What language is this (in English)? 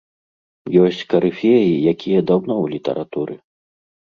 Belarusian